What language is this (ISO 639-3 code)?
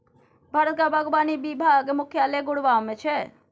mai